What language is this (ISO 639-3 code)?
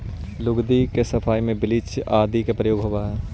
mag